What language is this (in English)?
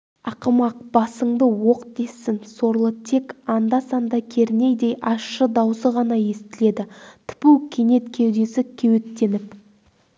Kazakh